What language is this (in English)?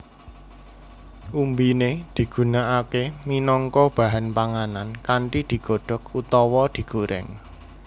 Javanese